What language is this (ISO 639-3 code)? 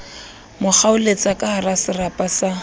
sot